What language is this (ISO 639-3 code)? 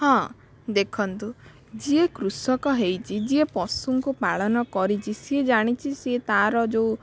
ori